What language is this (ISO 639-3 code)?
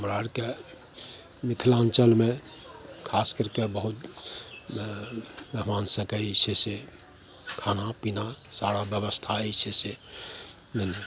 mai